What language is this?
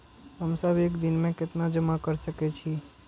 Maithili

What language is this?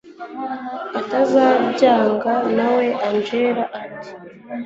Kinyarwanda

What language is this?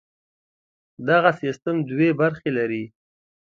Pashto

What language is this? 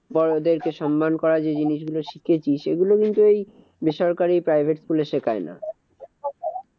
Bangla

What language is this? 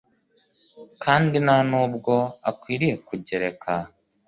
Kinyarwanda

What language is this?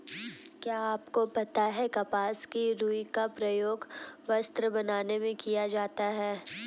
Hindi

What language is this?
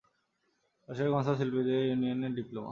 Bangla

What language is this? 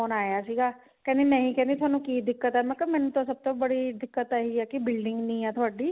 Punjabi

